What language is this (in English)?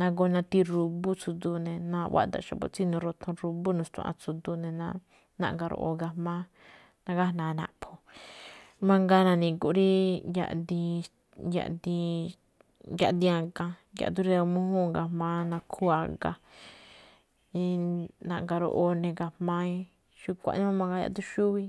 Malinaltepec Me'phaa